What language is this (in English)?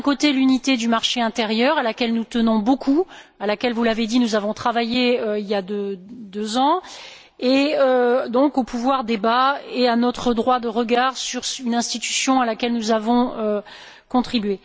French